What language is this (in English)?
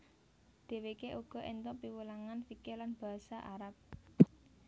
Javanese